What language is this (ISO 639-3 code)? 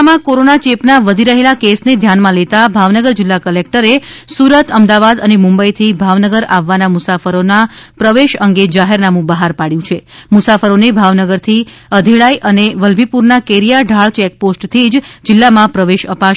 guj